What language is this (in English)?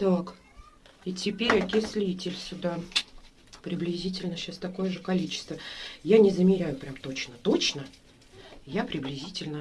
Russian